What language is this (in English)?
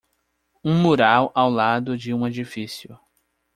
Portuguese